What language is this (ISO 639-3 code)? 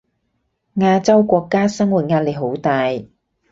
yue